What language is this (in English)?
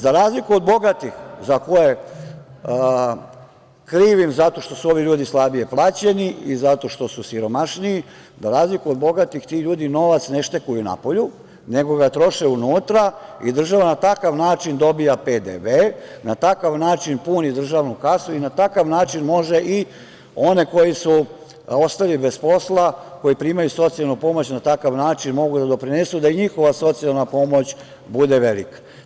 Serbian